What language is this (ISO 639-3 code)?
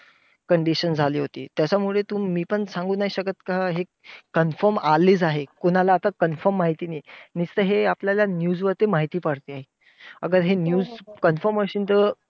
mar